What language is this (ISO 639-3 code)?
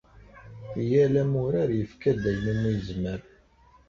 kab